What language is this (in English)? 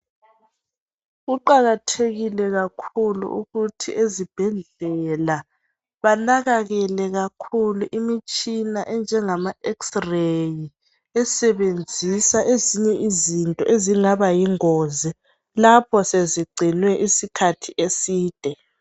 North Ndebele